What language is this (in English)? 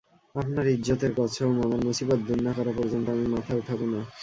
Bangla